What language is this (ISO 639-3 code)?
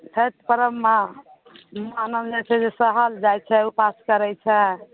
mai